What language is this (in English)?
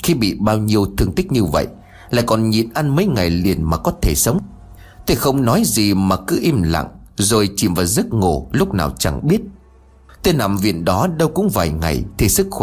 Vietnamese